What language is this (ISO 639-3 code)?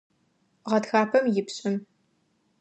ady